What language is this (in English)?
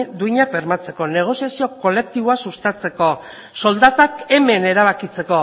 Basque